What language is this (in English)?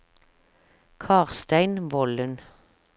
Norwegian